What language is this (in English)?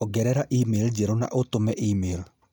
Kikuyu